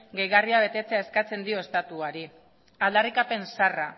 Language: Basque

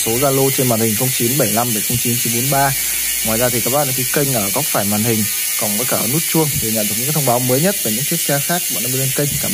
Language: Vietnamese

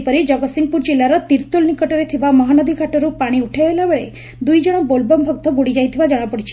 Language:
Odia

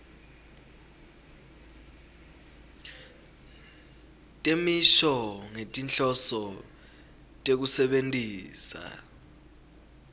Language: Swati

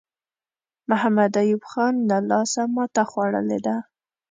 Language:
Pashto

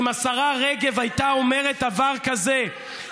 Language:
Hebrew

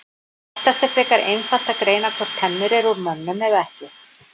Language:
Icelandic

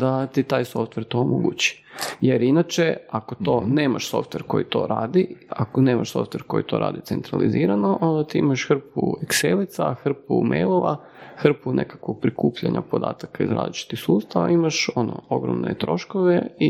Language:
Croatian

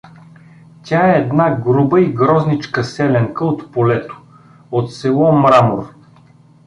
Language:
Bulgarian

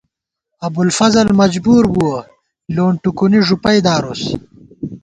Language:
Gawar-Bati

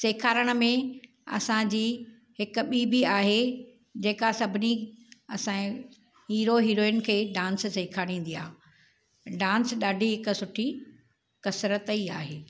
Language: Sindhi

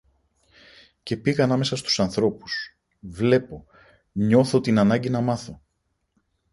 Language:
Greek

